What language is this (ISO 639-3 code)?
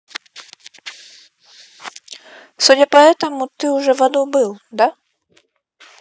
rus